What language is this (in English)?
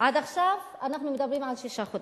Hebrew